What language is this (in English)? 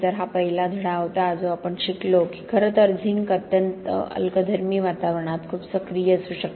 Marathi